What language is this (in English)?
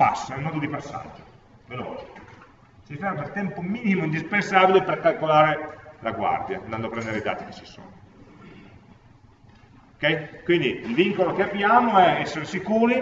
Italian